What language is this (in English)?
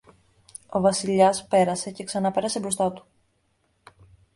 Greek